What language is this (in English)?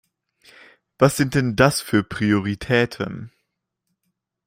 German